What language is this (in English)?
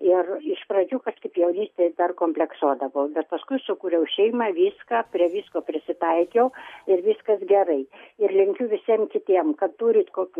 Lithuanian